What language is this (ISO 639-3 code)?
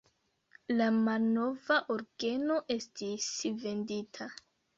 epo